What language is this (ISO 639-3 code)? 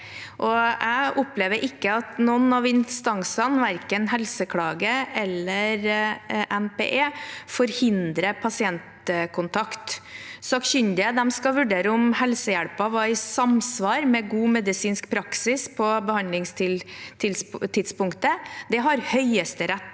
nor